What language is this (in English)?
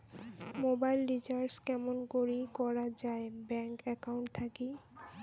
Bangla